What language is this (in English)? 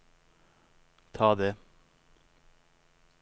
Norwegian